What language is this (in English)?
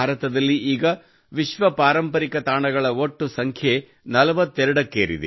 Kannada